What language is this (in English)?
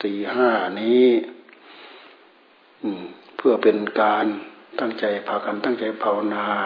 Thai